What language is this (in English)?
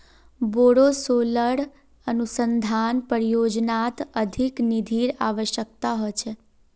Magahi